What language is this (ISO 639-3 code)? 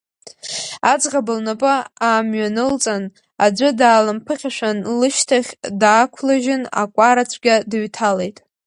abk